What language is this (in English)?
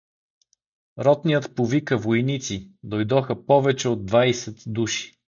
Bulgarian